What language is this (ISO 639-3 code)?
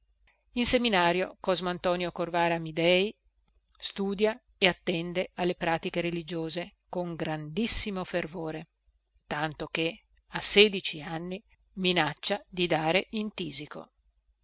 ita